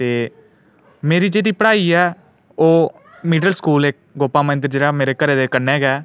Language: Dogri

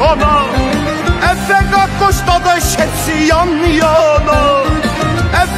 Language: Turkish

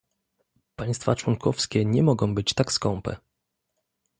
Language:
Polish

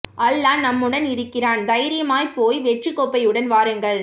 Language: Tamil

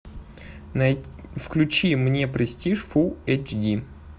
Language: Russian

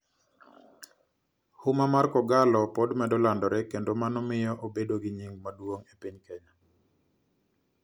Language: Luo (Kenya and Tanzania)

